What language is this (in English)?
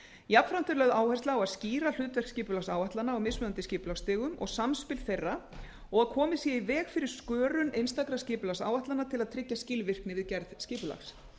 Icelandic